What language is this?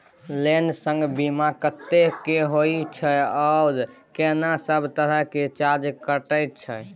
Maithili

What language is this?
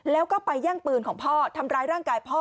Thai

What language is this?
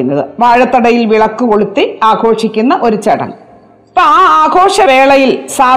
Malayalam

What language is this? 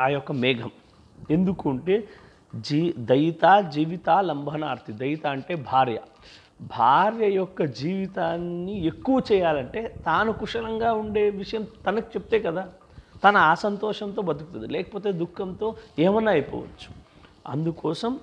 Telugu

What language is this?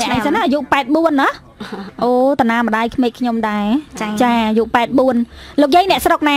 Vietnamese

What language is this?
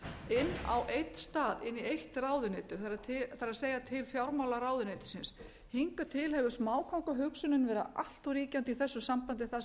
Icelandic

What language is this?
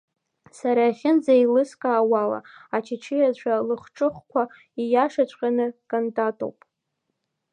Abkhazian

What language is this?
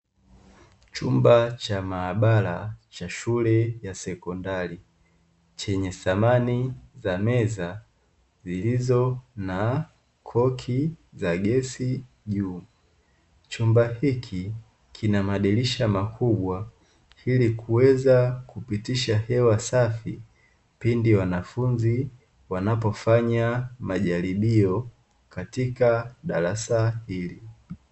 Swahili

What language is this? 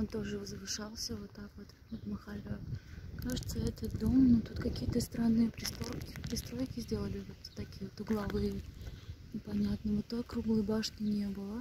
Russian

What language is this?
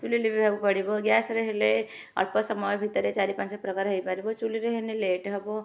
Odia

